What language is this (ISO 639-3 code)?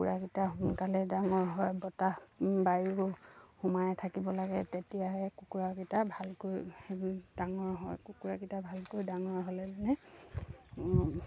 asm